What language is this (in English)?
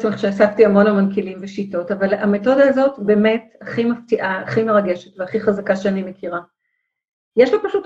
Hebrew